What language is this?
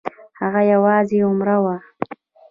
Pashto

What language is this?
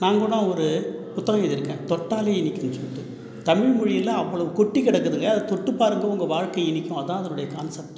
Tamil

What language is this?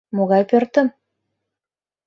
Mari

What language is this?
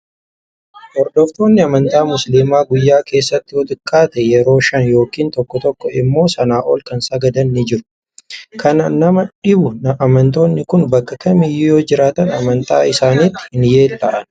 Oromo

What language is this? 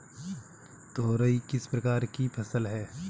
Hindi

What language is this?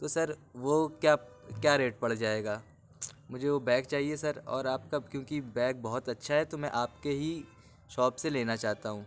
Urdu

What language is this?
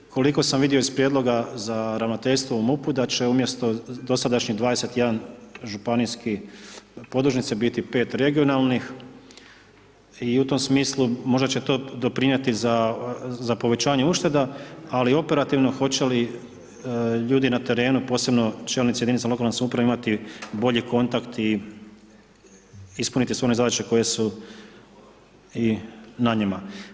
Croatian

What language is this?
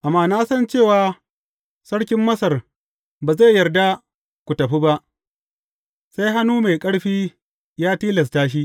Hausa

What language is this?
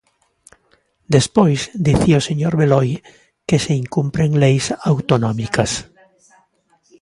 Galician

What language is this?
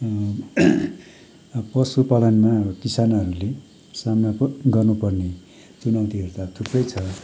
Nepali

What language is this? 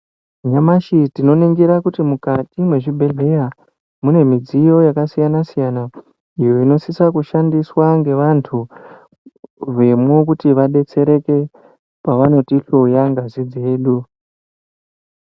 Ndau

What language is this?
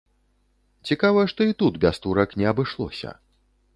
Belarusian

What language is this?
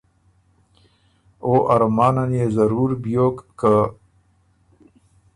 Ormuri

